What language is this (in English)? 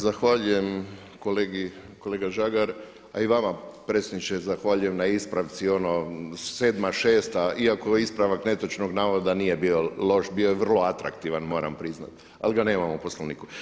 Croatian